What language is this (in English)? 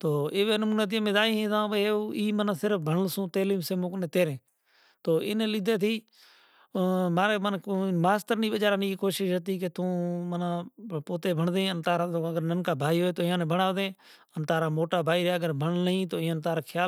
Kachi Koli